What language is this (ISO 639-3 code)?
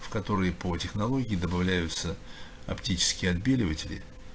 rus